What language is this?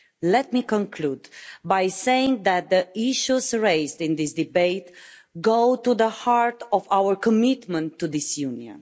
English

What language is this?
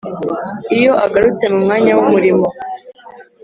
Kinyarwanda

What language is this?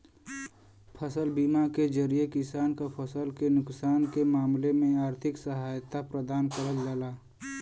Bhojpuri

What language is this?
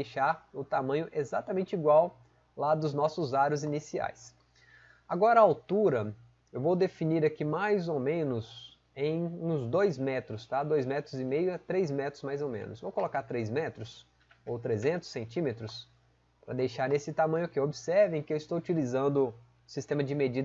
Portuguese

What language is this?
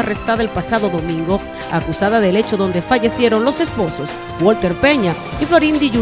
Spanish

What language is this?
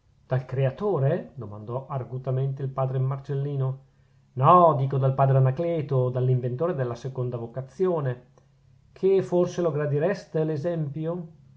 Italian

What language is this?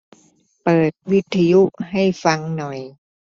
Thai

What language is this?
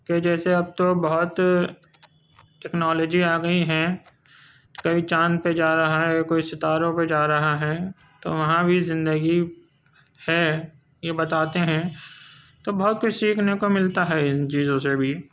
Urdu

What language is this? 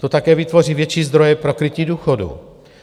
Czech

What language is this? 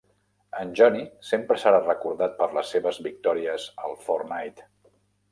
Catalan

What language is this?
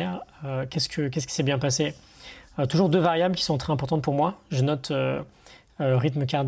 French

